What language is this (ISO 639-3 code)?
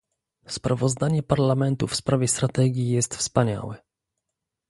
pol